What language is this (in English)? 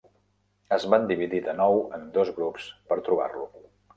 Catalan